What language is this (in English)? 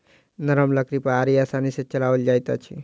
Maithili